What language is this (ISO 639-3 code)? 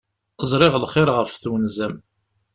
kab